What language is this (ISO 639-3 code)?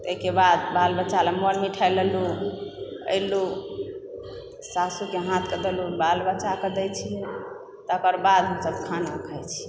mai